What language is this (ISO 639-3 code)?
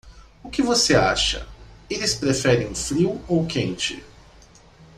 por